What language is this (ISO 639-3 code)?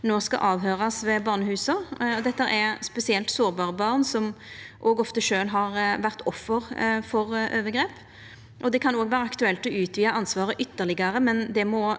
nor